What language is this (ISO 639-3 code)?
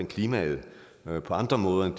dan